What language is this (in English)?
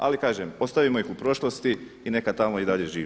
Croatian